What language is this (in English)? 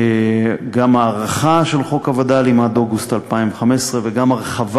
Hebrew